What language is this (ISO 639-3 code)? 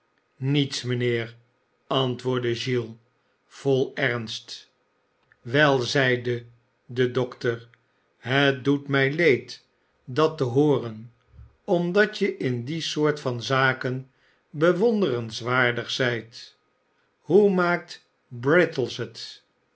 nld